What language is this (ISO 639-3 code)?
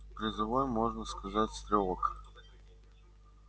rus